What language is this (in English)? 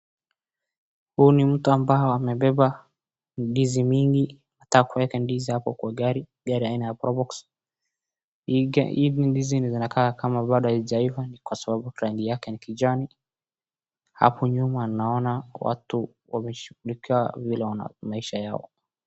Swahili